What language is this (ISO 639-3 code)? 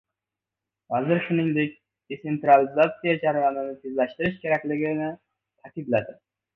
uzb